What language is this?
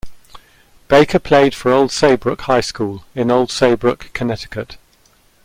English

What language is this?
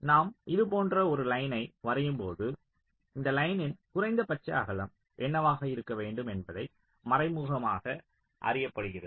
Tamil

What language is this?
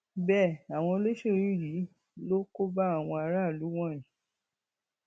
Yoruba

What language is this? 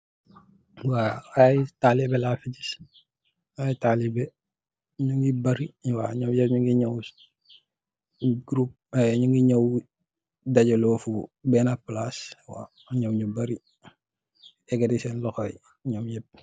Wolof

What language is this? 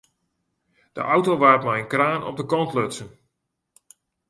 Western Frisian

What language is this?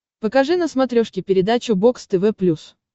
Russian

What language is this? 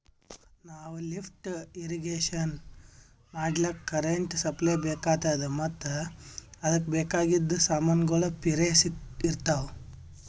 Kannada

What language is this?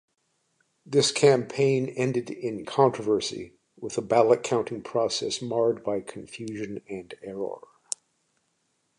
English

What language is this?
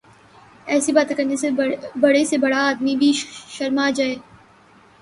Urdu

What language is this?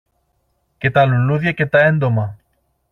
Greek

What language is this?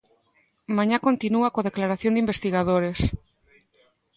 Galician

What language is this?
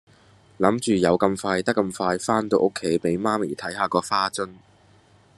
Cantonese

